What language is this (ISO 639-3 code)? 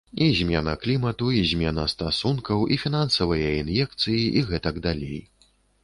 bel